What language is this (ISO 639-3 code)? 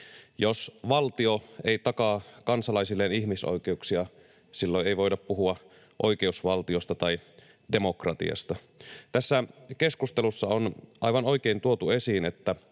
fin